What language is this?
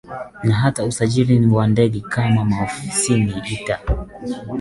Swahili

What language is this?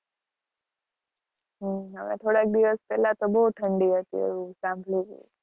Gujarati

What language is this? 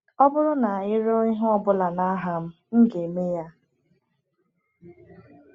Igbo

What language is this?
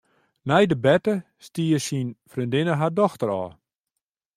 Western Frisian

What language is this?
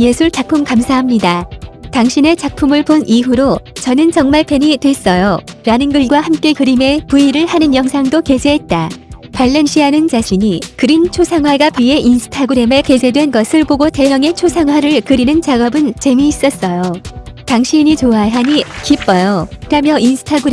Korean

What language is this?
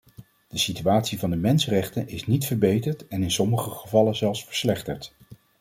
Dutch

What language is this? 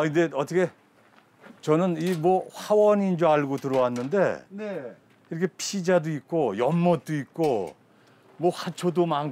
Korean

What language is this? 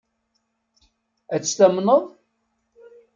Kabyle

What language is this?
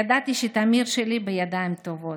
Hebrew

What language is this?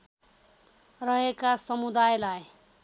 Nepali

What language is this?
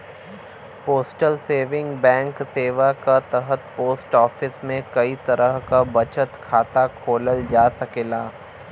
Bhojpuri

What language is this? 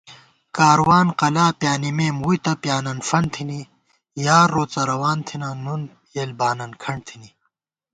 Gawar-Bati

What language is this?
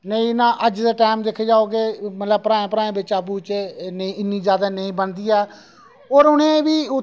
Dogri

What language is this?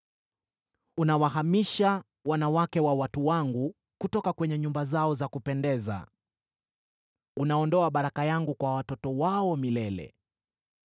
Swahili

